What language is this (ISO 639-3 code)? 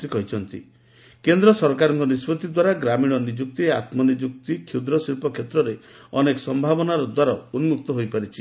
ori